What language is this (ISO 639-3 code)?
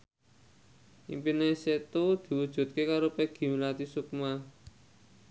jav